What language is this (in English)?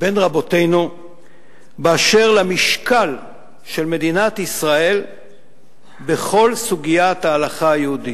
Hebrew